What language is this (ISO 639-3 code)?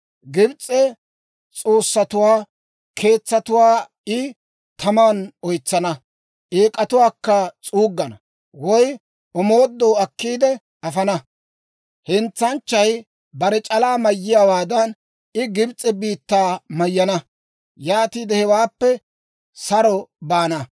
dwr